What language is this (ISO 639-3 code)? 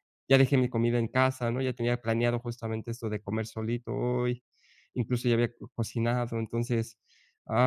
spa